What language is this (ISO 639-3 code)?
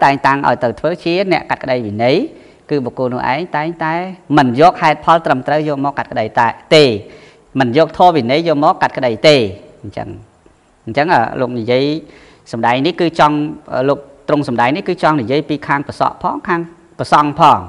vie